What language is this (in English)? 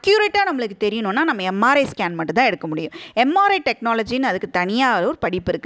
Tamil